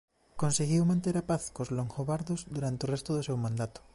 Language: Galician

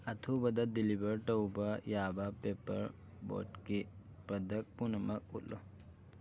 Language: Manipuri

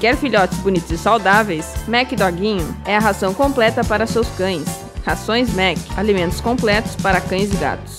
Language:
Portuguese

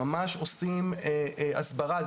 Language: Hebrew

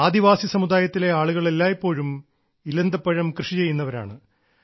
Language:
Malayalam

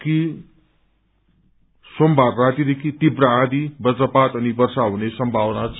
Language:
Nepali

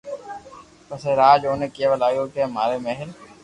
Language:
Loarki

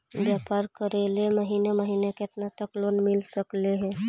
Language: Magahi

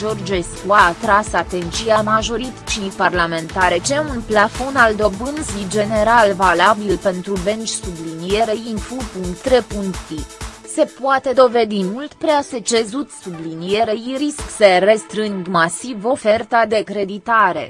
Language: Romanian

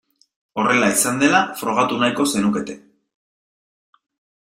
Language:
Basque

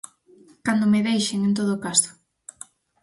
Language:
Galician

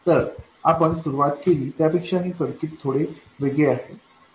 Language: Marathi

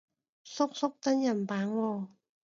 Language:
Cantonese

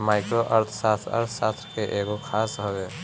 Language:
Bhojpuri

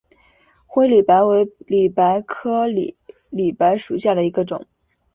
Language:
Chinese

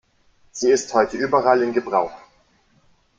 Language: German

